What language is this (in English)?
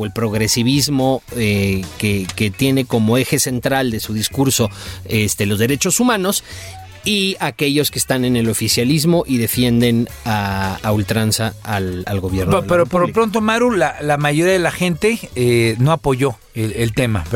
Spanish